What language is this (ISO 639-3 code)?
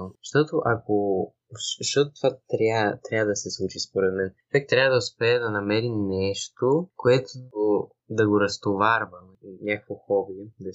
bul